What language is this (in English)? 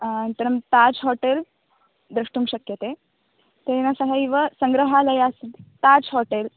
Sanskrit